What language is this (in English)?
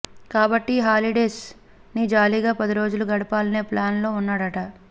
Telugu